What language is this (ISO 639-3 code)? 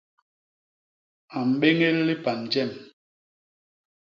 bas